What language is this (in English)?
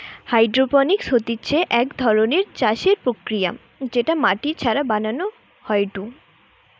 Bangla